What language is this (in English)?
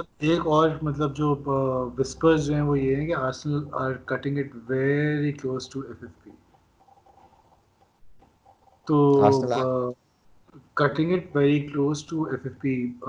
Urdu